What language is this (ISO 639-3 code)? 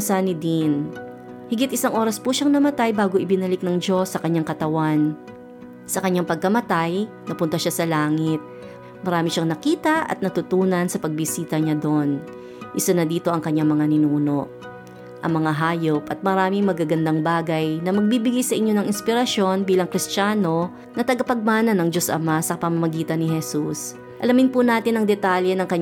fil